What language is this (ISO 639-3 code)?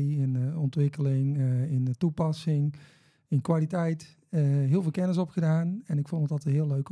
nld